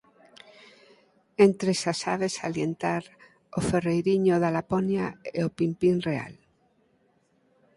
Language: Galician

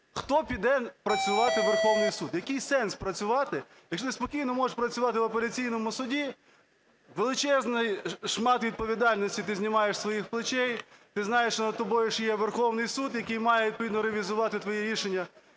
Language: Ukrainian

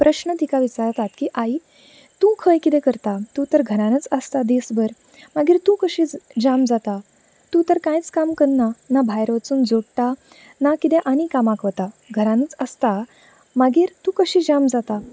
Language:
Konkani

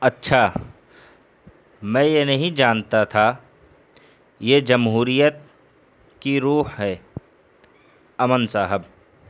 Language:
Urdu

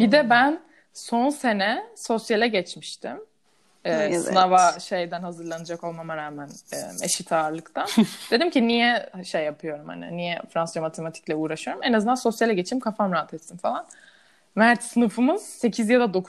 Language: Turkish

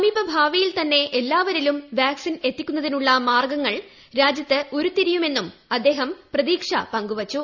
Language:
Malayalam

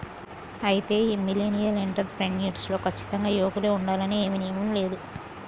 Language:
Telugu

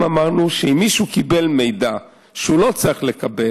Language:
Hebrew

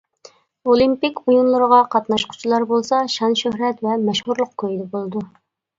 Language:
Uyghur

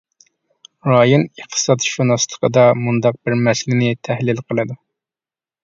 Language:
Uyghur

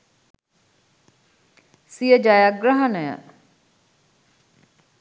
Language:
Sinhala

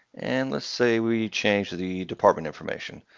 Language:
English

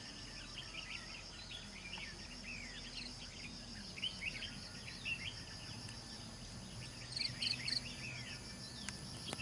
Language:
Vietnamese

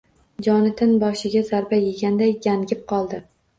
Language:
Uzbek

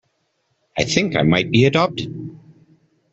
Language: English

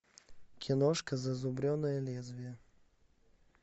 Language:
Russian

